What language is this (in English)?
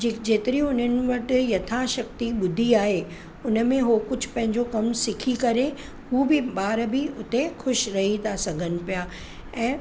Sindhi